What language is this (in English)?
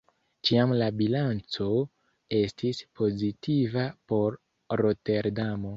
Esperanto